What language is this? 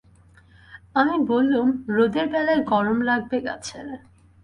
Bangla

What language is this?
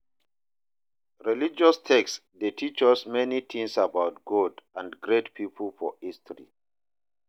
Nigerian Pidgin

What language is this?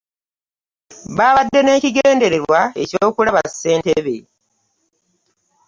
Ganda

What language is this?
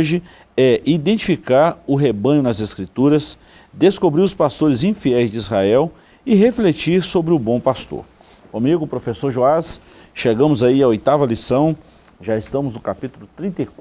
Portuguese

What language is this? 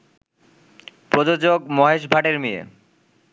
Bangla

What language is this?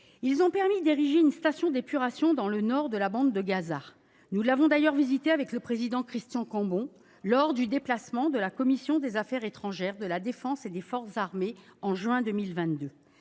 French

